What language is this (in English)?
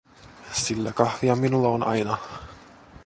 Finnish